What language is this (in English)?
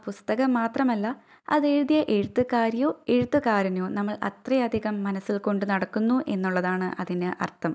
Malayalam